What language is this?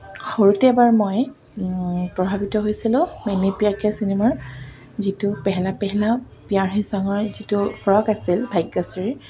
Assamese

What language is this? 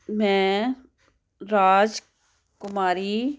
Punjabi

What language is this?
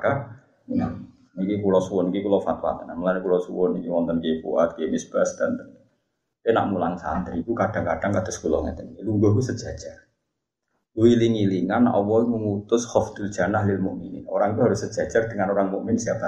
Malay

